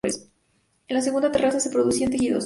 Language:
Spanish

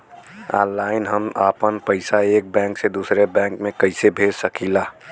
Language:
Bhojpuri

